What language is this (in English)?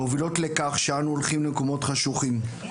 Hebrew